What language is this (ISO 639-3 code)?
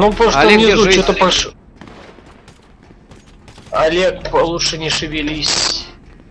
rus